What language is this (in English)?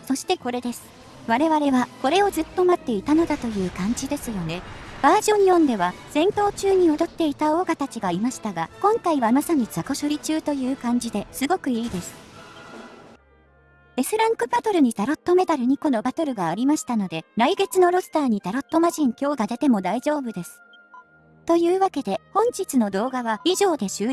Japanese